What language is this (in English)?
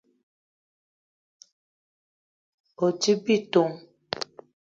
Eton (Cameroon)